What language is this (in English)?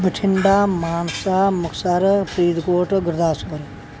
Punjabi